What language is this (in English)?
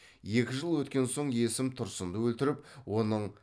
Kazakh